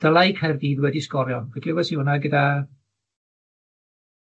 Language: Welsh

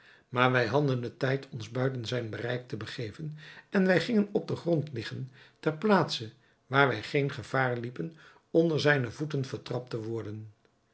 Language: Dutch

